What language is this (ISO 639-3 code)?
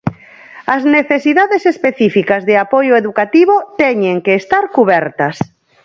glg